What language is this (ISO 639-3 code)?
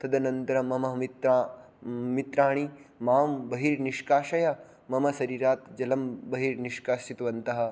san